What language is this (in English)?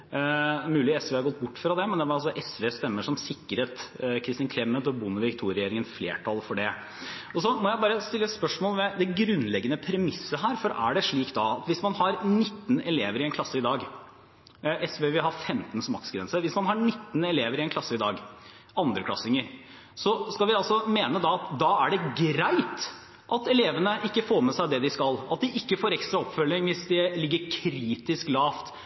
Norwegian Bokmål